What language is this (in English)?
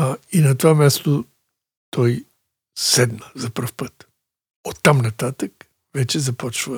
Bulgarian